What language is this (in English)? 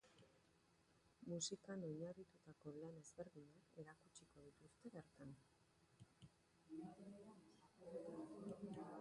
Basque